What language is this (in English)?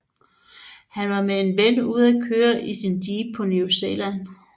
Danish